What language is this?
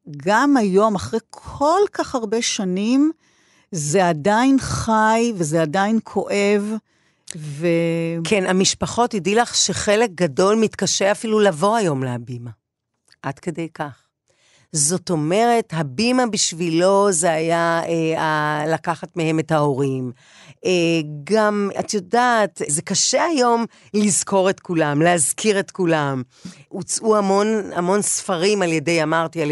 Hebrew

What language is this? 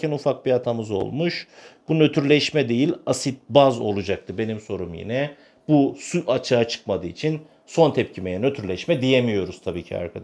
Turkish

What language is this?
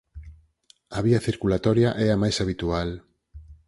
Galician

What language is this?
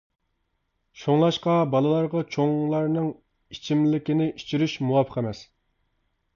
Uyghur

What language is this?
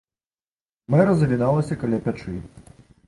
Belarusian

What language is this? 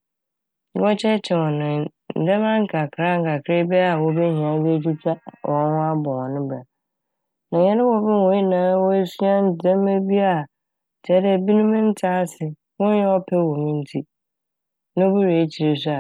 Akan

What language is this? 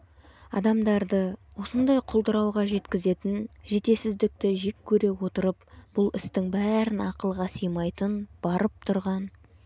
Kazakh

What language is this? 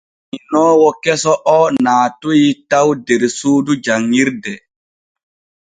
Borgu Fulfulde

